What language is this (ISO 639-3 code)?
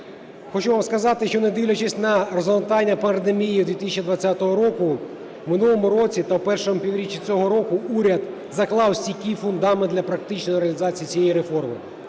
ukr